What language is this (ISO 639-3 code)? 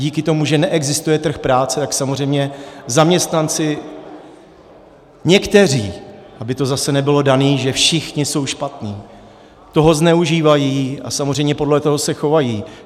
ces